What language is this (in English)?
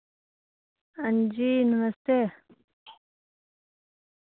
Dogri